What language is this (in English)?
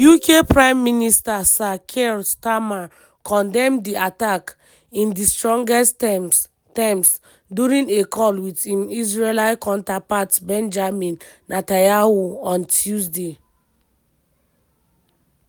Nigerian Pidgin